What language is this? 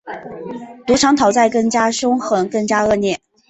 Chinese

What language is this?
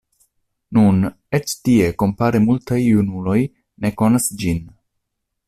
Esperanto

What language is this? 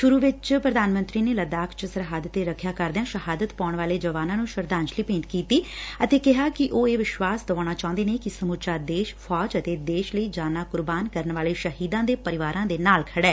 Punjabi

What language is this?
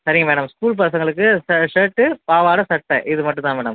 Tamil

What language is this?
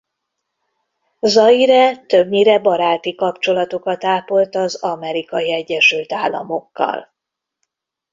Hungarian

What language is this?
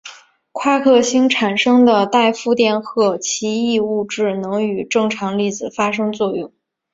Chinese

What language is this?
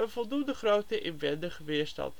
Dutch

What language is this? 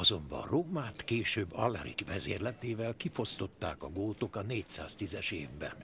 Hungarian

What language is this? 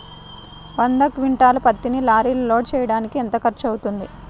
Telugu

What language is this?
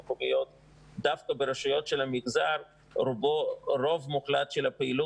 Hebrew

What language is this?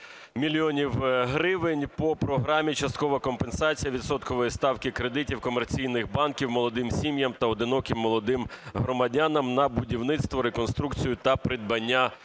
Ukrainian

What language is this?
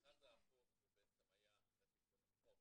Hebrew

